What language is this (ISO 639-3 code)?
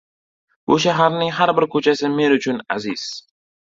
uzb